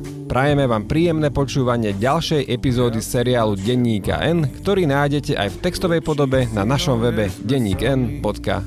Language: Slovak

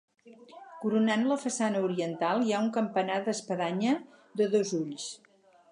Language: Catalan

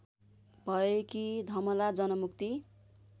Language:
Nepali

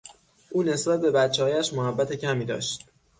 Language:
Persian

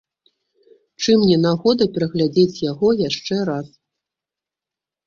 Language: Belarusian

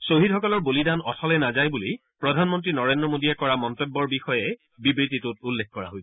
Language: Assamese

